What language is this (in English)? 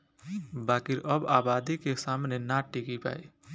Bhojpuri